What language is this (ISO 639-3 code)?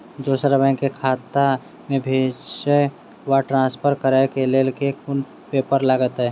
mai